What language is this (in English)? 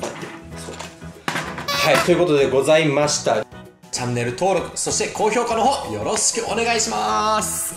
Japanese